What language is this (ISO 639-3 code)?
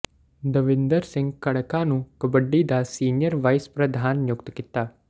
pan